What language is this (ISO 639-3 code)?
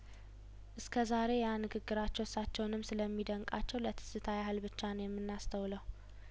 amh